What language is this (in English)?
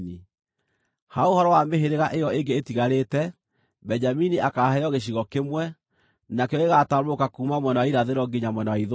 Kikuyu